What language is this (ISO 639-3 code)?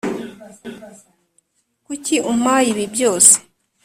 kin